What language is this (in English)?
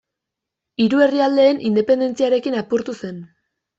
Basque